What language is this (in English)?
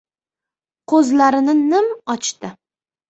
Uzbek